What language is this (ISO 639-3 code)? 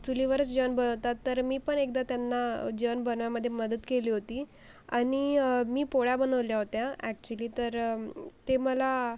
mar